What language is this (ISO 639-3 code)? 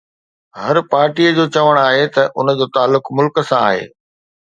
snd